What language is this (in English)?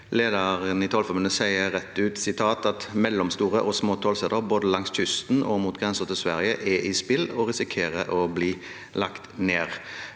Norwegian